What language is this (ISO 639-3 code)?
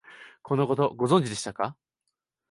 jpn